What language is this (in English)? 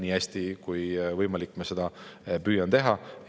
Estonian